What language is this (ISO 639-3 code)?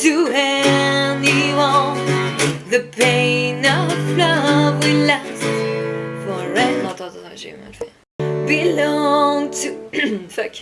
fra